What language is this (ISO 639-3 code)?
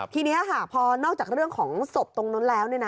tha